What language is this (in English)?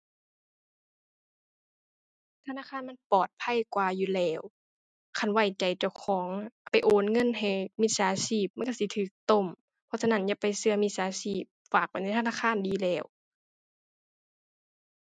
Thai